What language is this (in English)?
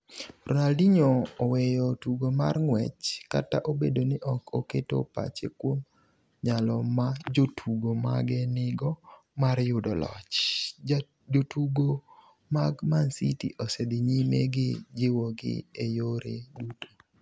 Luo (Kenya and Tanzania)